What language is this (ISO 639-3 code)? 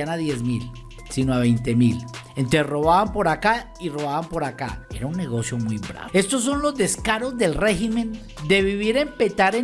spa